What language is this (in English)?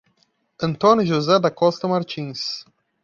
Portuguese